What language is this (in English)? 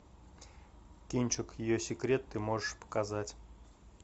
Russian